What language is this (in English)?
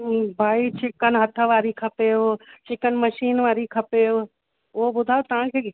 Sindhi